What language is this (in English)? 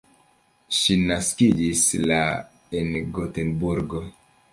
Esperanto